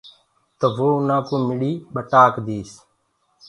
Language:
Gurgula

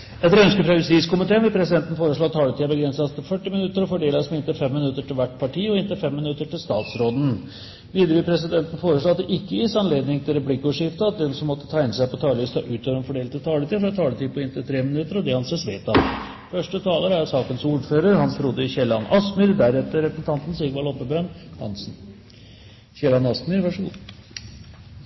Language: Norwegian Bokmål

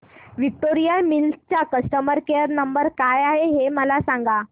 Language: Marathi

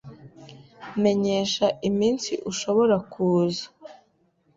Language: Kinyarwanda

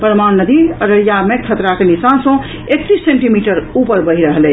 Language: Maithili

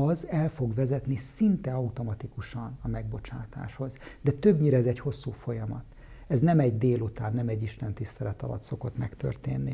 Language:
Hungarian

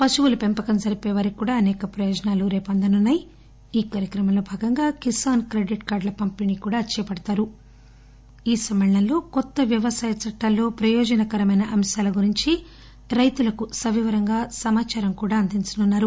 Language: Telugu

